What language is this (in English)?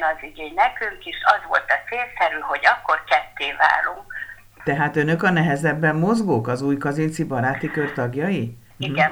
Hungarian